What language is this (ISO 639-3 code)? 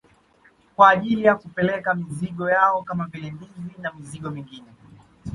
swa